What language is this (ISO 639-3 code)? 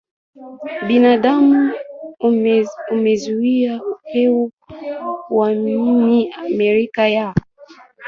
swa